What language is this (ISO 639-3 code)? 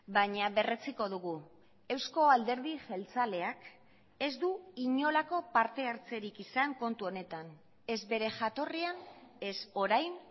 eus